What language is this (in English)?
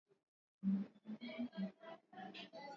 Swahili